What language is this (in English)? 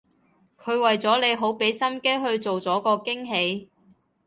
Cantonese